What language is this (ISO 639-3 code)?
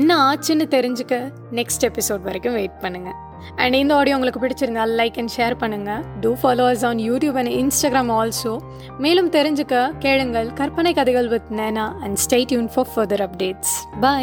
tam